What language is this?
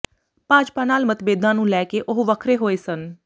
Punjabi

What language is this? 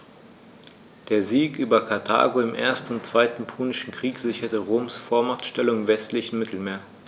German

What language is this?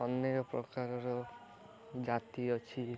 Odia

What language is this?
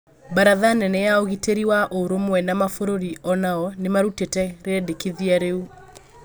Kikuyu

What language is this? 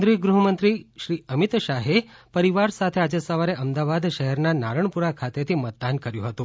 Gujarati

